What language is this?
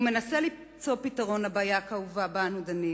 Hebrew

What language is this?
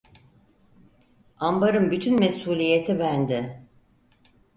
Turkish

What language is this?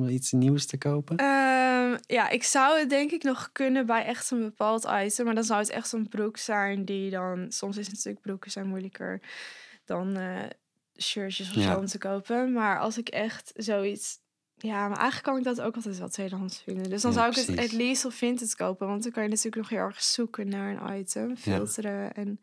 Dutch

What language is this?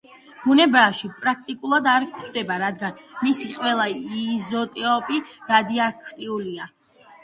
Georgian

